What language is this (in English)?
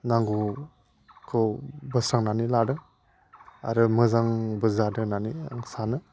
Bodo